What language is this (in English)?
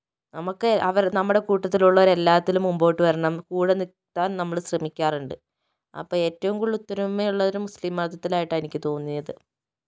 Malayalam